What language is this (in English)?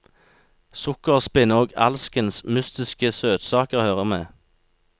Norwegian